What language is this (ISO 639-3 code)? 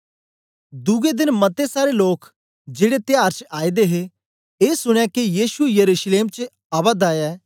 doi